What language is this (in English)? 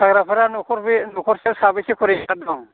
Bodo